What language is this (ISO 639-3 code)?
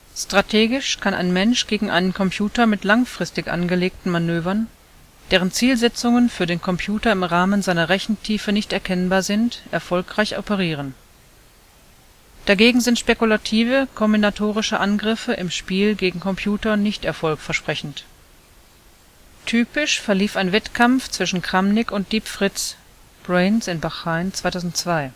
deu